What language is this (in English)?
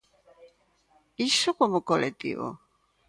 Galician